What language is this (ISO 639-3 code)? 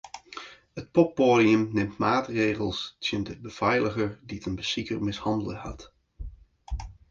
fry